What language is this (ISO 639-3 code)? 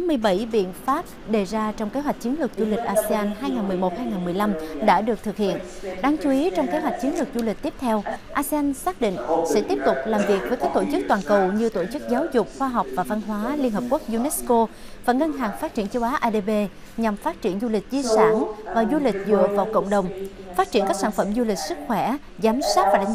vie